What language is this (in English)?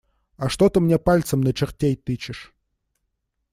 Russian